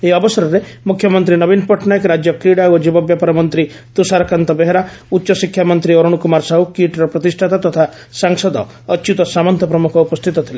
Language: Odia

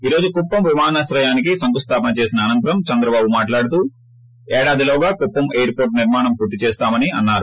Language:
Telugu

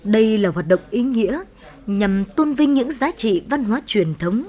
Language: Vietnamese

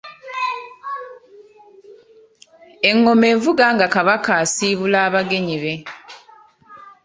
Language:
Ganda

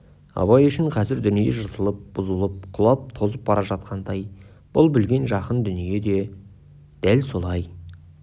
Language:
Kazakh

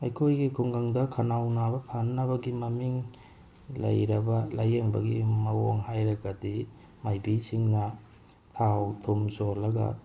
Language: Manipuri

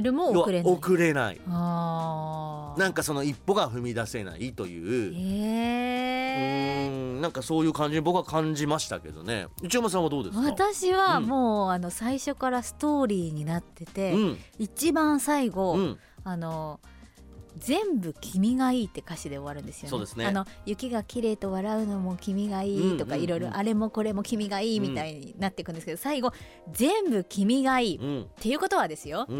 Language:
Japanese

